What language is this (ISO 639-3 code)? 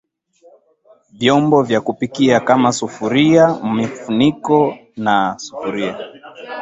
swa